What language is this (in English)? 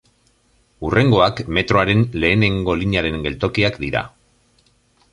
Basque